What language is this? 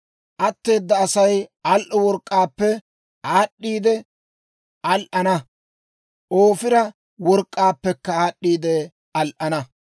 Dawro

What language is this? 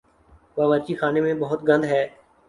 Urdu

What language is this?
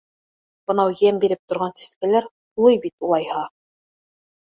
Bashkir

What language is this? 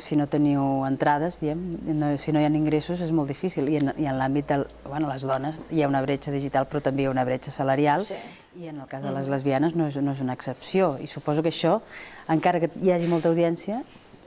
Spanish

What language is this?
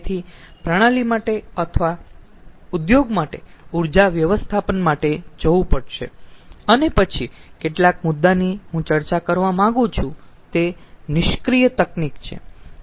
Gujarati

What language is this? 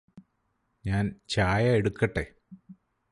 Malayalam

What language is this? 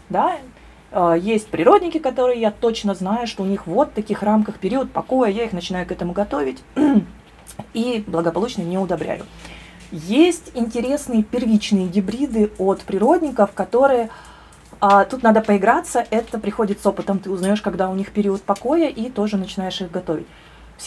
Russian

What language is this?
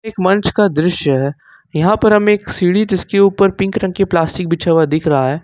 Hindi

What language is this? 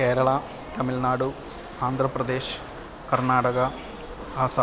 Sanskrit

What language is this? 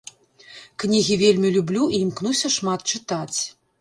Belarusian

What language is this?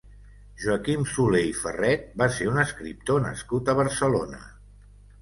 Catalan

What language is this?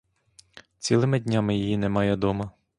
Ukrainian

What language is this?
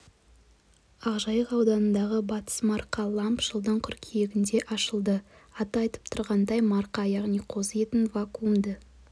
Kazakh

